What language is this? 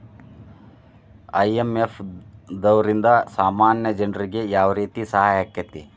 Kannada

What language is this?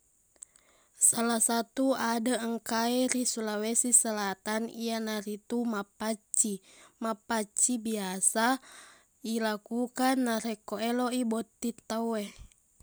Buginese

